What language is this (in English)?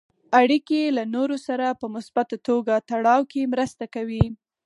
Pashto